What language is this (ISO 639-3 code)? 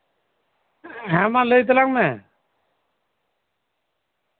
sat